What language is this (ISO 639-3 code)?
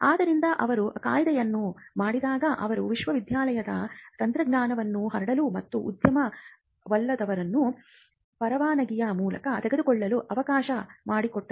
kan